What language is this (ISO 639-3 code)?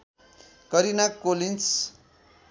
nep